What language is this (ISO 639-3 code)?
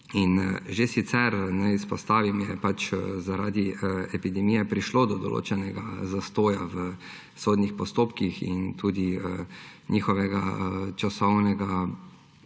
slv